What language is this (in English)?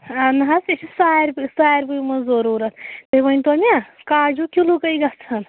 Kashmiri